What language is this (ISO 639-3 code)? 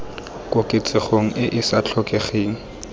tsn